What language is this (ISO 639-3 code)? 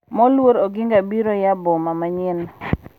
luo